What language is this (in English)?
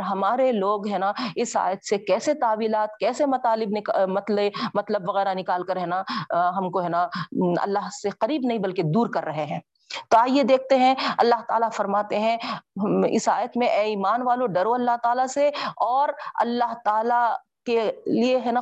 Urdu